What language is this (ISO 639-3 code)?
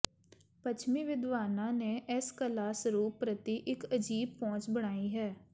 pan